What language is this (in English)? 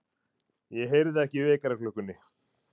Icelandic